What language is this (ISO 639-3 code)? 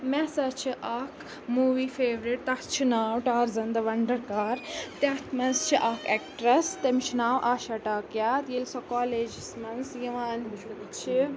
kas